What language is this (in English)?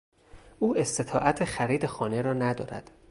Persian